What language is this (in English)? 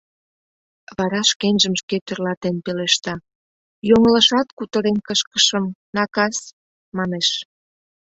Mari